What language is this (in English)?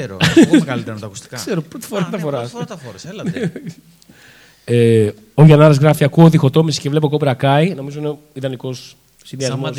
Greek